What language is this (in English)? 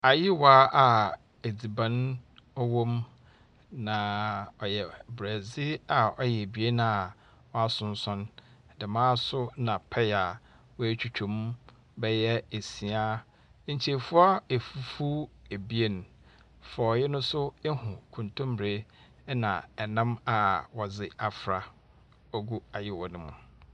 Akan